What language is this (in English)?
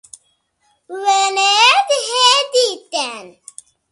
Kurdish